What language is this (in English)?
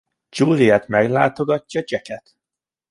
Hungarian